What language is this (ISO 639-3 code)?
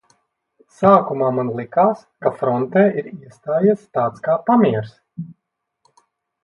lav